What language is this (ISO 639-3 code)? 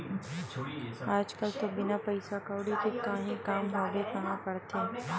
hne